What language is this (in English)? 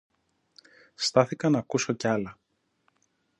Greek